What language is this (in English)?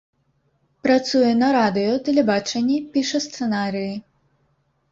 Belarusian